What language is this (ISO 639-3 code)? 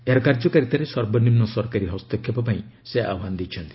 ori